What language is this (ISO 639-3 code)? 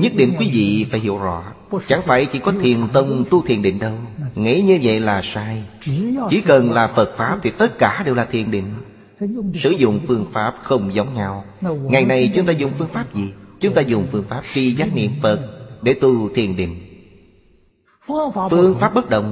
vie